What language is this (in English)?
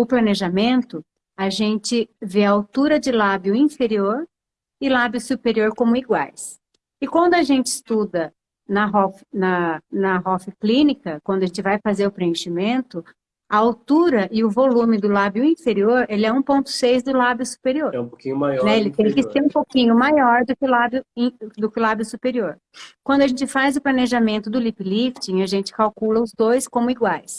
Portuguese